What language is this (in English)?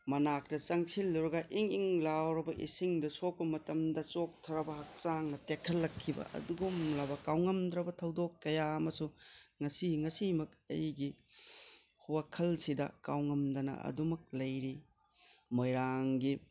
Manipuri